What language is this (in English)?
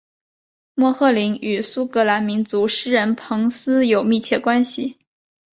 Chinese